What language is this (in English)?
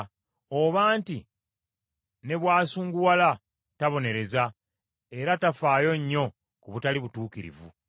Ganda